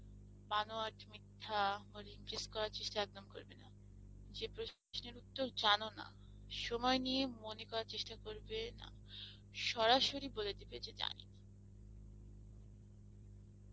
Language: Bangla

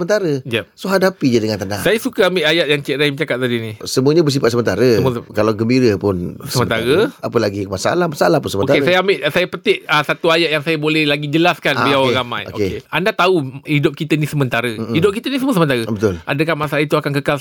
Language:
Malay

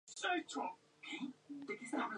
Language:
Spanish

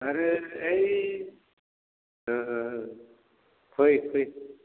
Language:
Bodo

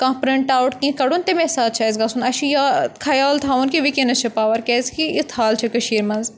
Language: Kashmiri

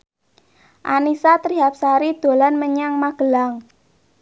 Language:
Javanese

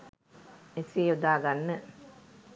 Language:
Sinhala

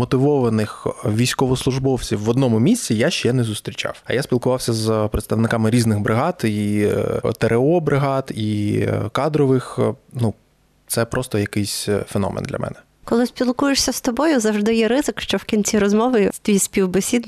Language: Ukrainian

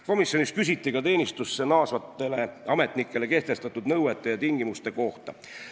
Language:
Estonian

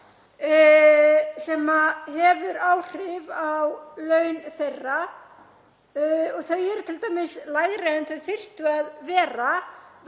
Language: Icelandic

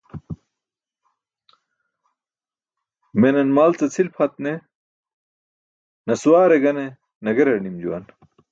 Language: Burushaski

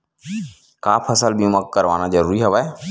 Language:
Chhattisgarhi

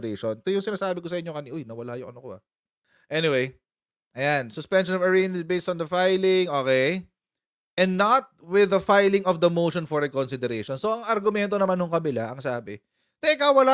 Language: Filipino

